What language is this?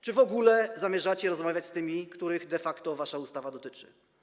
Polish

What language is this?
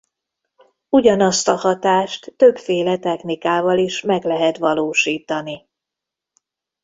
Hungarian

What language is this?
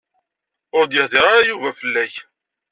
Kabyle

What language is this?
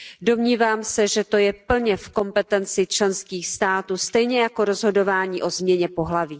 Czech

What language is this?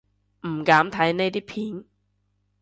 Cantonese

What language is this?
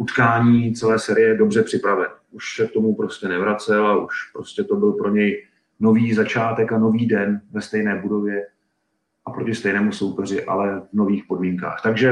Czech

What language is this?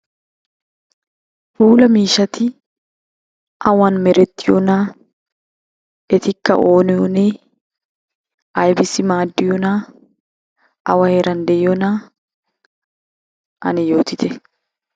Wolaytta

